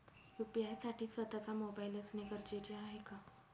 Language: Marathi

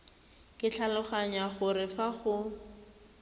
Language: Tswana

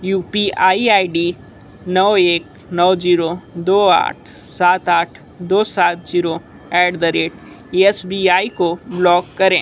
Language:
Hindi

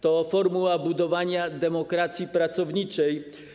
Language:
Polish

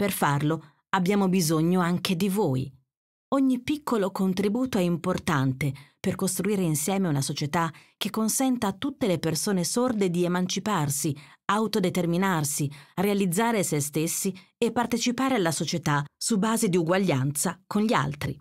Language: Italian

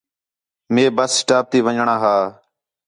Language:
Khetrani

